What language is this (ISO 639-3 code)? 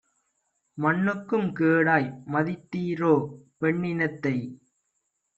tam